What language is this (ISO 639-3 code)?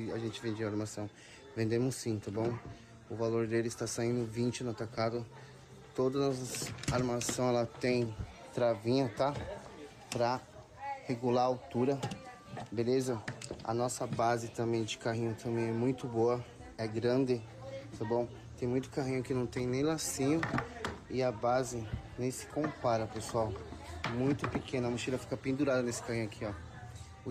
por